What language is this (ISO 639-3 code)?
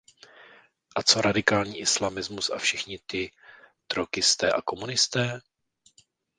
ces